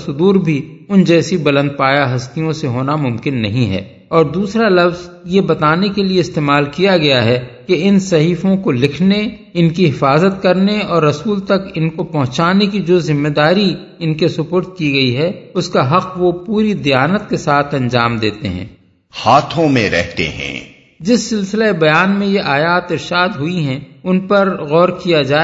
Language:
Urdu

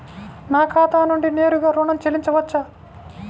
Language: Telugu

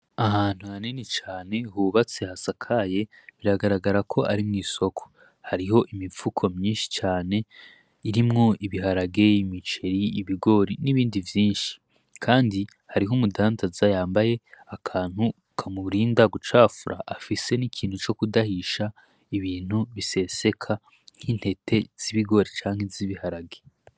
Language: Rundi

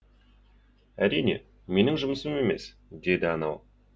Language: Kazakh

